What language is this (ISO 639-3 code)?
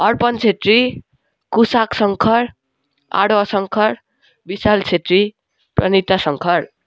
nep